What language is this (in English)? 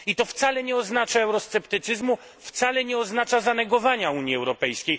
Polish